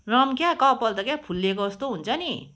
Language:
Nepali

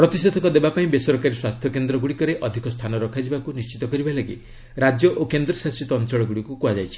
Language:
Odia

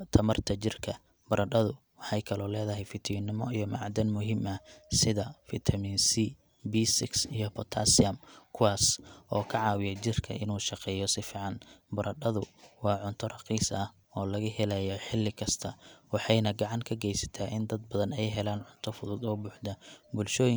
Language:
Somali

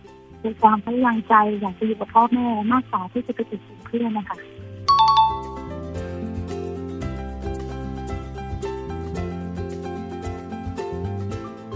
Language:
Thai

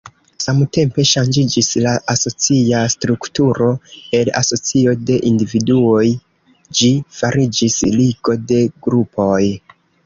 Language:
Esperanto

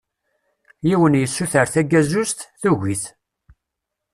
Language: Kabyle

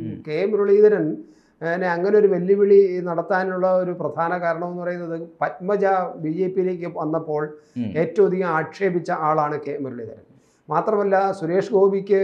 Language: Malayalam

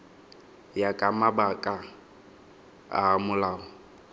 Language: Tswana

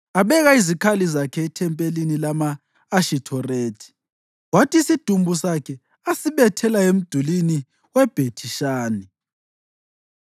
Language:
North Ndebele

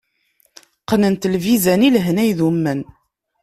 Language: Kabyle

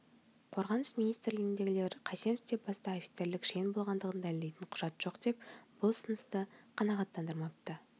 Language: Kazakh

